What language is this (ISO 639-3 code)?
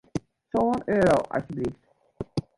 fry